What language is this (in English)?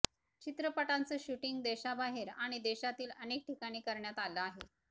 Marathi